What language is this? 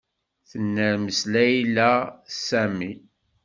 Kabyle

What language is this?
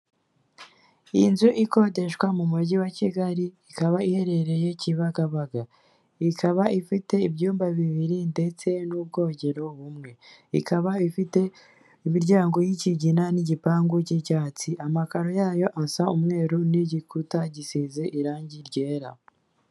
Kinyarwanda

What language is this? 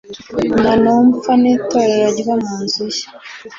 Kinyarwanda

